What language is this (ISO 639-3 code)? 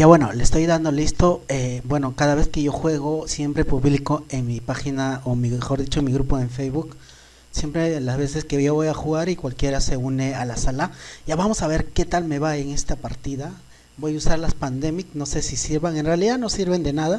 spa